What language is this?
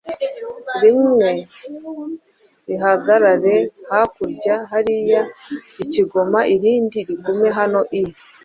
Kinyarwanda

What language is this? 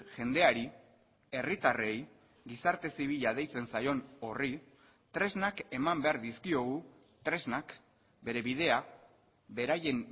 Basque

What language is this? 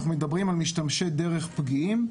Hebrew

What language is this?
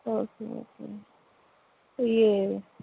Urdu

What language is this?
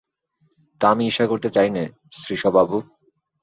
Bangla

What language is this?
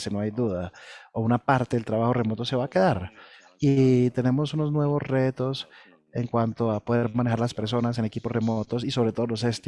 Spanish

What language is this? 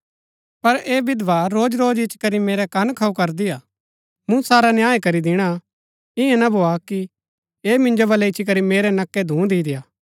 Gaddi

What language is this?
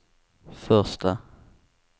Swedish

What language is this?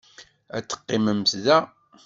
Kabyle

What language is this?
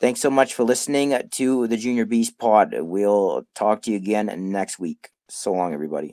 English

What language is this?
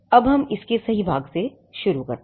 Hindi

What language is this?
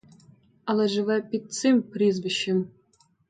Ukrainian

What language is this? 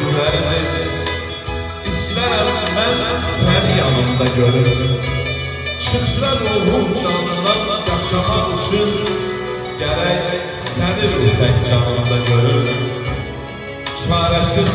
Turkish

